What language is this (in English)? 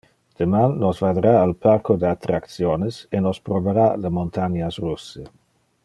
Interlingua